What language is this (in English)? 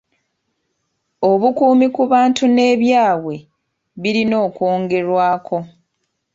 Ganda